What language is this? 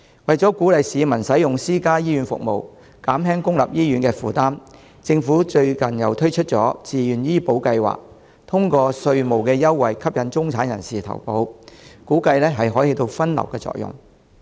Cantonese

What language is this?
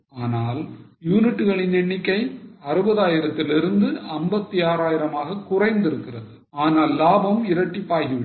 Tamil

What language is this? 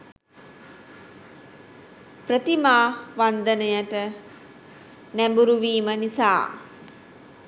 Sinhala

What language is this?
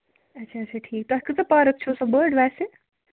Kashmiri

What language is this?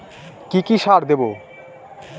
Bangla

